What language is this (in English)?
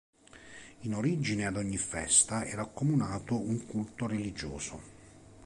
Italian